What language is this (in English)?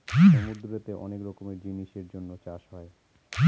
Bangla